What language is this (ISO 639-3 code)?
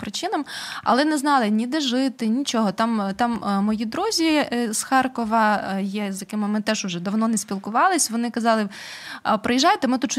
ukr